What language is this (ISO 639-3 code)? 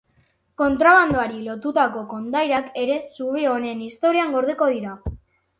eus